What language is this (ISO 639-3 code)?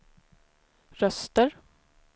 swe